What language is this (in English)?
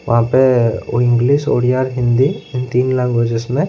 Hindi